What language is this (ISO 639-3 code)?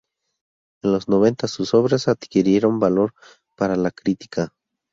spa